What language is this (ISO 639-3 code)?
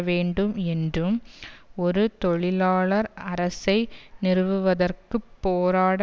tam